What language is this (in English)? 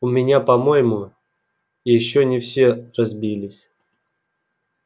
Russian